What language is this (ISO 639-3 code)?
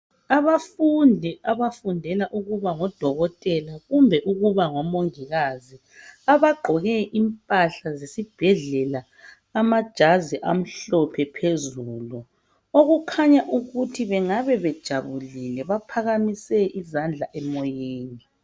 nde